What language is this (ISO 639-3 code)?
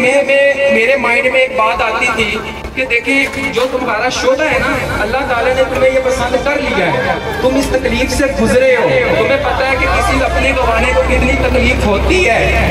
hin